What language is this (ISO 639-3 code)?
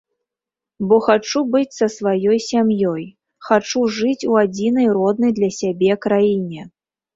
bel